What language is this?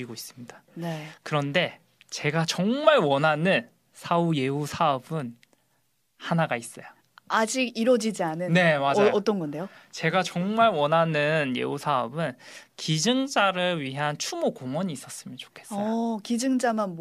Korean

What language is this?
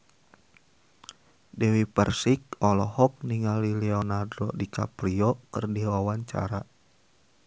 Sundanese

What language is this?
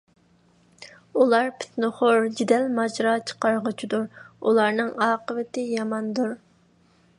Uyghur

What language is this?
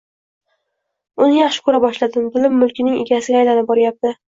Uzbek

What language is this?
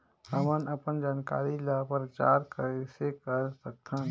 Chhattisgarhi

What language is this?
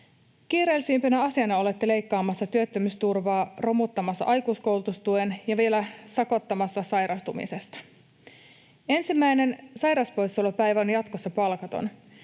Finnish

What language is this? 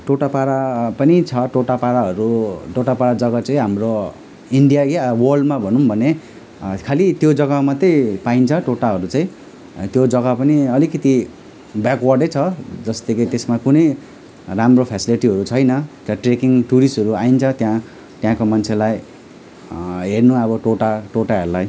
Nepali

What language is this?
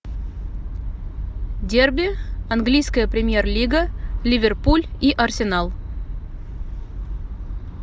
Russian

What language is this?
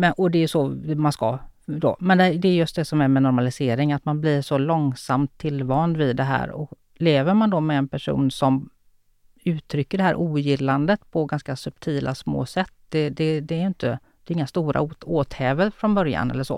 Swedish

